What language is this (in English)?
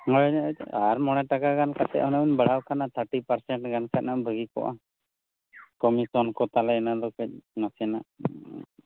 Santali